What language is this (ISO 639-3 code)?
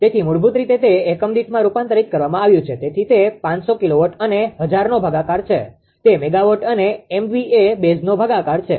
guj